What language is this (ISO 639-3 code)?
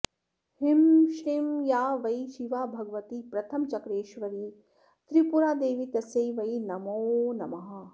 san